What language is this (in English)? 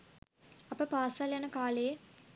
Sinhala